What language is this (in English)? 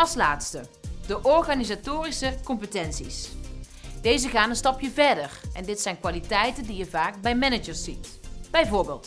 Dutch